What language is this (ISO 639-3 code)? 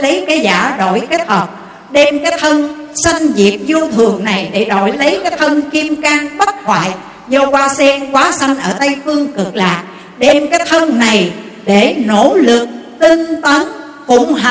vie